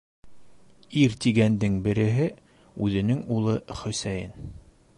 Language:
Bashkir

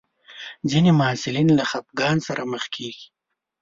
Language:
Pashto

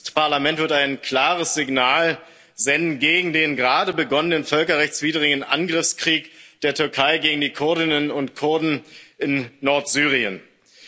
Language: German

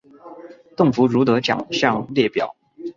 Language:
Chinese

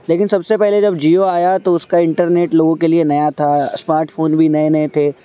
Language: Urdu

